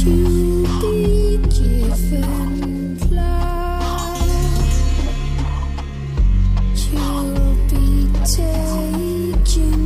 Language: Hebrew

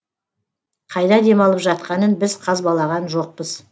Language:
Kazakh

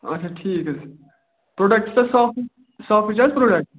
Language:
Kashmiri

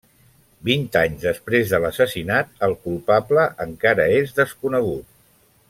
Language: Catalan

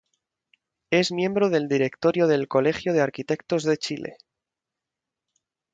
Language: Spanish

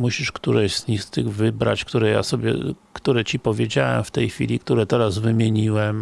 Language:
Polish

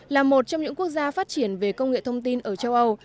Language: Vietnamese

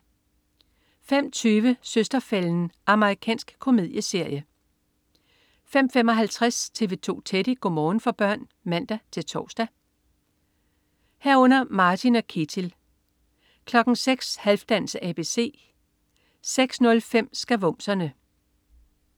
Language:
Danish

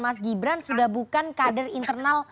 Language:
Indonesian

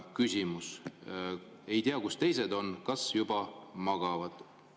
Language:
Estonian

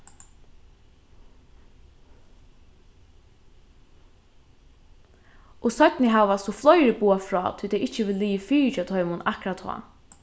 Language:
Faroese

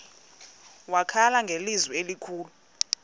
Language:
Xhosa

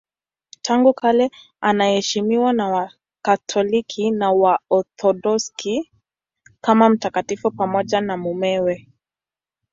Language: Swahili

